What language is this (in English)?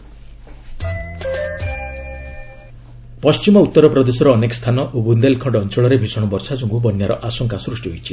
Odia